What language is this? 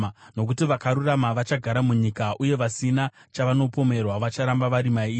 Shona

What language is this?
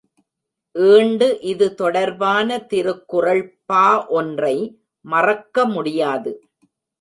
Tamil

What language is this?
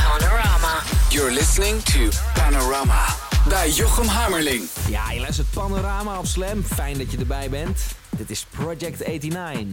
Dutch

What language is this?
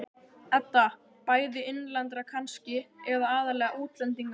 Icelandic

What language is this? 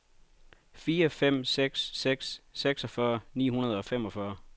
Danish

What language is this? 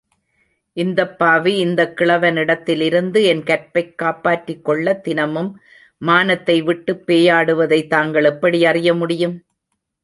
Tamil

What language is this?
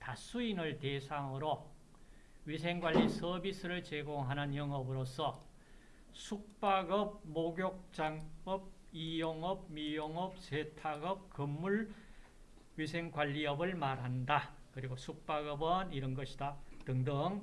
Korean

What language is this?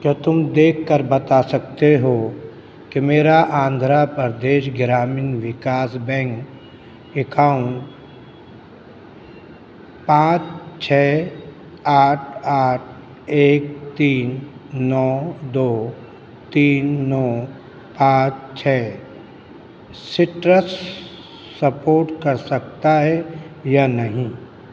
Urdu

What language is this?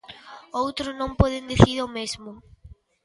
Galician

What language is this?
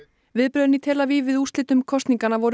Icelandic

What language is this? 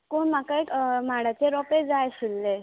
Konkani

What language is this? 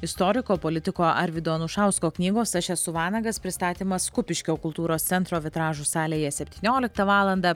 Lithuanian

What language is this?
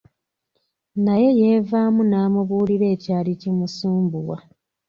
Ganda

